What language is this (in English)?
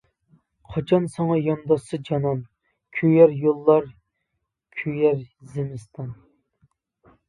Uyghur